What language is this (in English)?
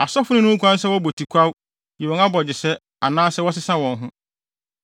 Akan